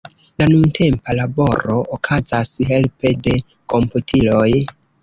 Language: Esperanto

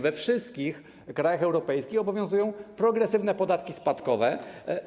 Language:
Polish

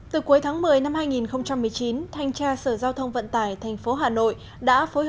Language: Vietnamese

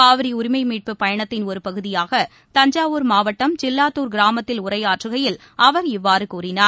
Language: Tamil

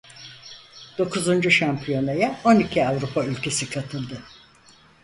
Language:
Turkish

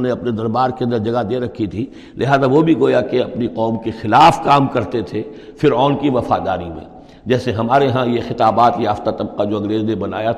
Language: Urdu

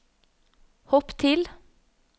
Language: Norwegian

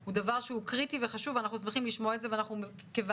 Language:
Hebrew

